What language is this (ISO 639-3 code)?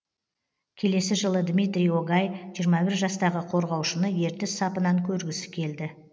kaz